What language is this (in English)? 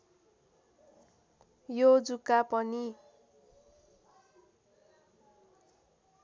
Nepali